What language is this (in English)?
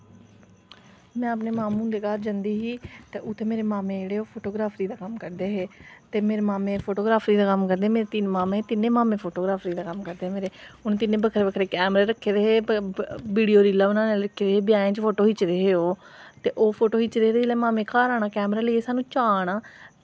Dogri